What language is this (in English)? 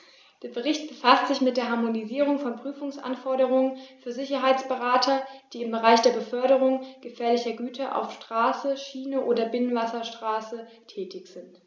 German